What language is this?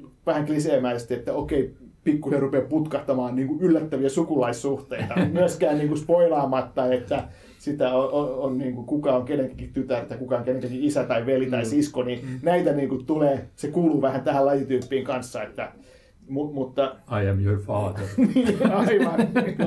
Finnish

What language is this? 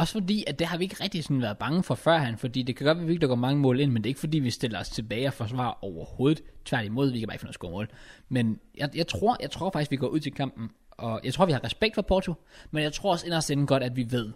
Danish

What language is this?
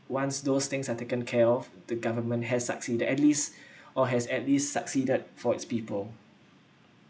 English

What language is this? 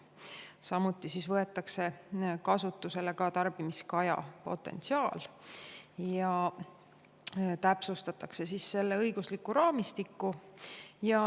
Estonian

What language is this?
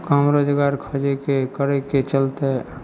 Maithili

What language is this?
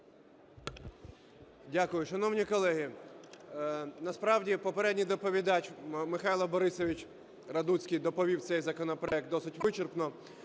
Ukrainian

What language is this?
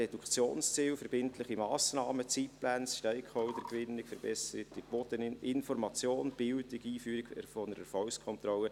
Swiss German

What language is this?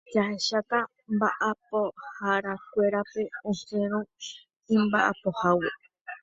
Guarani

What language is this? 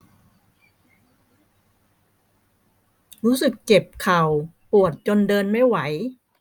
Thai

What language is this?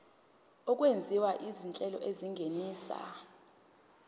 Zulu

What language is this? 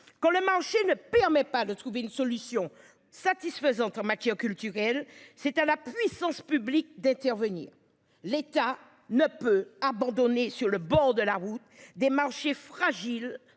French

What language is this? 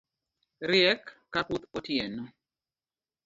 Luo (Kenya and Tanzania)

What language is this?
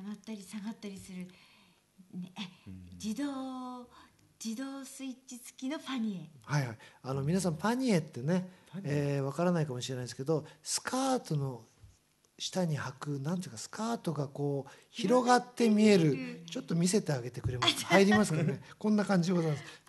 Japanese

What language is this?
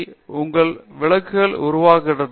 Tamil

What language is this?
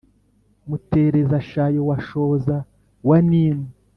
Kinyarwanda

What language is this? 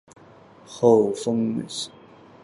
Chinese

